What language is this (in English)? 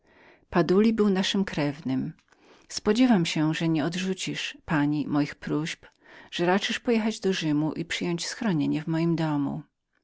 Polish